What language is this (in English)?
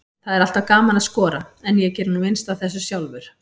Icelandic